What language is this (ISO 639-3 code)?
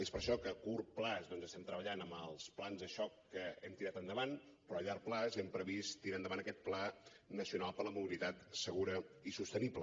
cat